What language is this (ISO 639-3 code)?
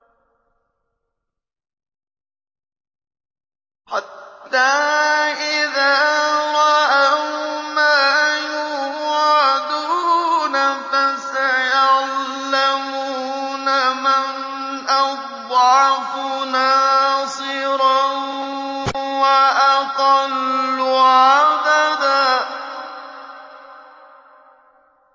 ara